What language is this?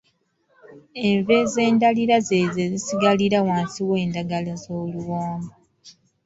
Ganda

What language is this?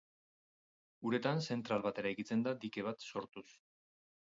Basque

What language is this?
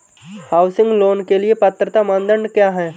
Hindi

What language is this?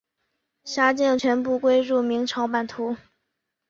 Chinese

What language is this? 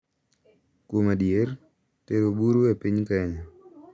Luo (Kenya and Tanzania)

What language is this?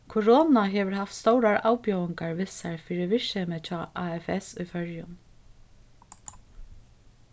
Faroese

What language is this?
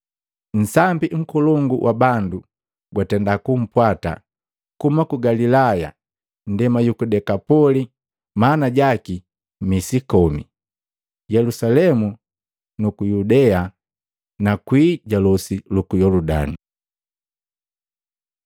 Matengo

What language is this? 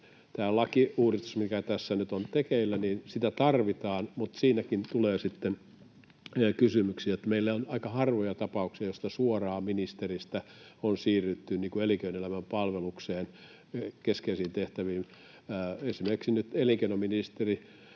Finnish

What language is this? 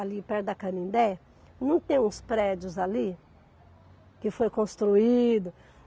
Portuguese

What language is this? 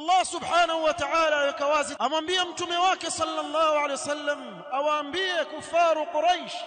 Arabic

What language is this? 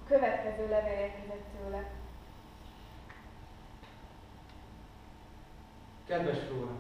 Hungarian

